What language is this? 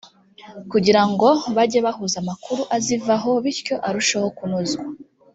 Kinyarwanda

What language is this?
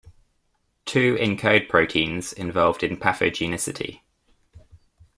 English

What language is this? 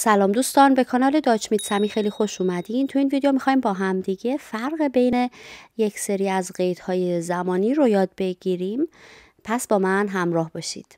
Persian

